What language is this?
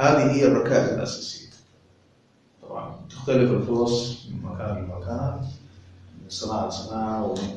Arabic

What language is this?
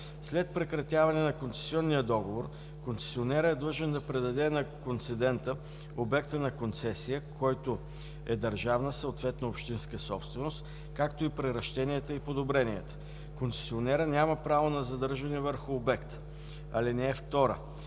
Bulgarian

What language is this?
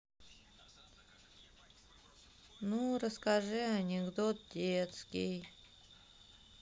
Russian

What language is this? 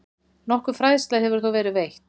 Icelandic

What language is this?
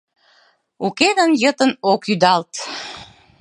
Mari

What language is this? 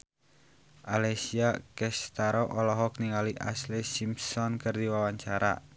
Sundanese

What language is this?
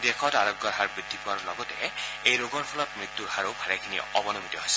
Assamese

